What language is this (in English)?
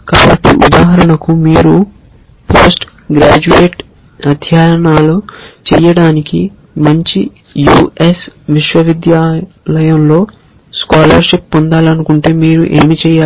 Telugu